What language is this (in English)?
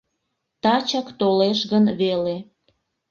Mari